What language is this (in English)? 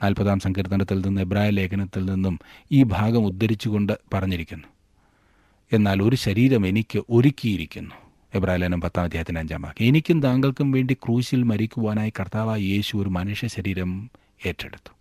Malayalam